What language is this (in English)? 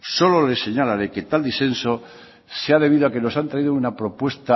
Spanish